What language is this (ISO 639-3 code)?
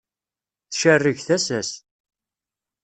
kab